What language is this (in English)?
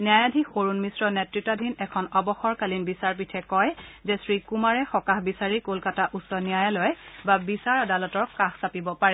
Assamese